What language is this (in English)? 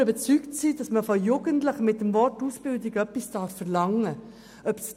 Swiss German